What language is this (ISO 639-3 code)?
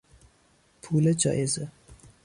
fas